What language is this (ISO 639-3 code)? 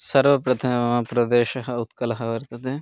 san